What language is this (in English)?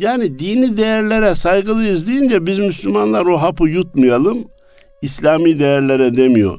Turkish